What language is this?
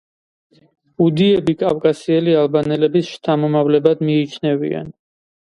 Georgian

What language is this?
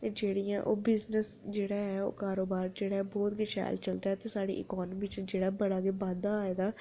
Dogri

